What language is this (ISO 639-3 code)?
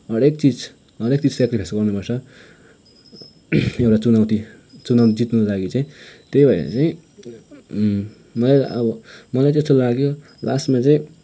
nep